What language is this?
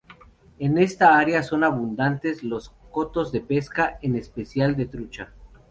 Spanish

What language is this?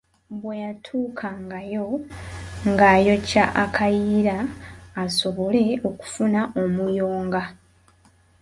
Ganda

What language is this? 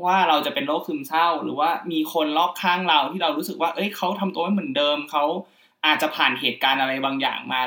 Thai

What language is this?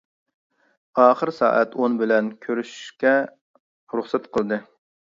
Uyghur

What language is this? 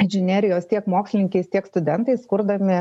Lithuanian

